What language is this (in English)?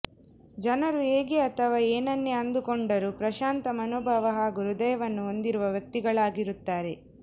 Kannada